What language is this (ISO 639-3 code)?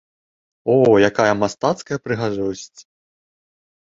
bel